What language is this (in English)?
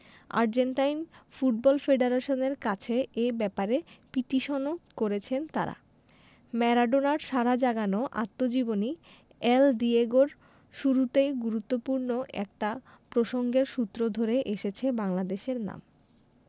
Bangla